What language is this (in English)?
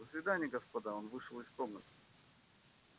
Russian